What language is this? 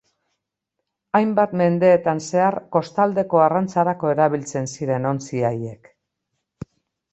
Basque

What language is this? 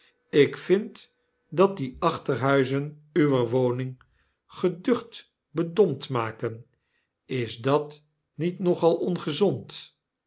Dutch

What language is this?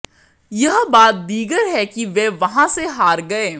Hindi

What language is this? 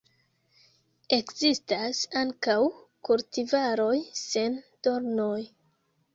Esperanto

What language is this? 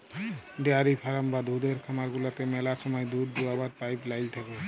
Bangla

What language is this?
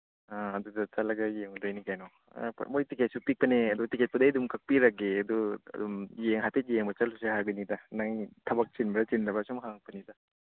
Manipuri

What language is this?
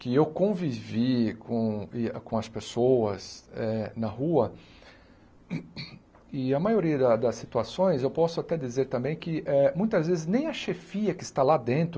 Portuguese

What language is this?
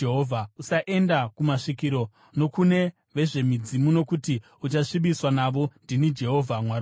Shona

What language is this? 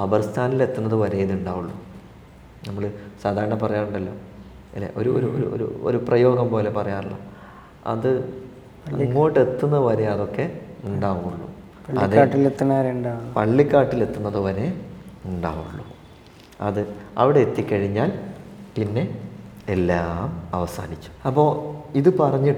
Malayalam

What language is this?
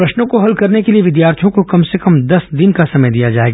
Hindi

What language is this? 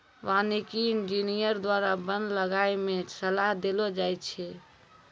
Maithili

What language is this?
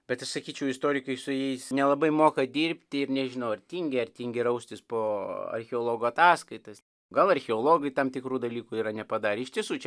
Lithuanian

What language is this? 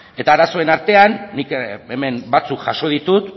Basque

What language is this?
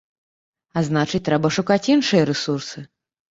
Belarusian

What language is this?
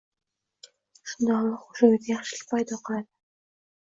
Uzbek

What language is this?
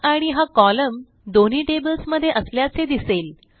Marathi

